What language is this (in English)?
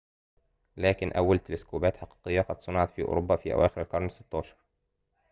Arabic